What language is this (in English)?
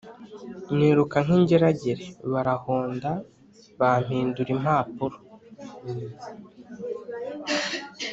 Kinyarwanda